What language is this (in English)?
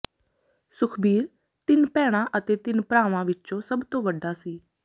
Punjabi